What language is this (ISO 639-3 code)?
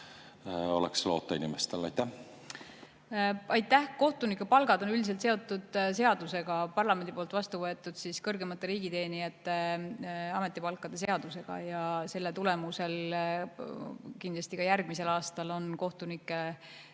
est